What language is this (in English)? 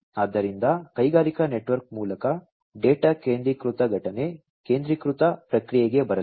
Kannada